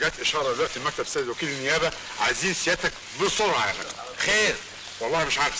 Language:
Arabic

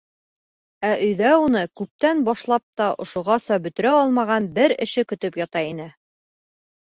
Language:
Bashkir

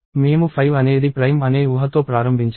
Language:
Telugu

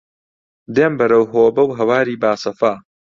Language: Central Kurdish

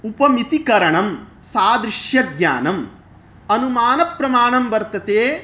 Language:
Sanskrit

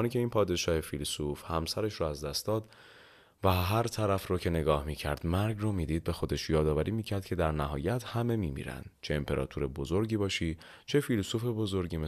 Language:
Persian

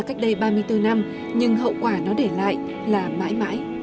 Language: Vietnamese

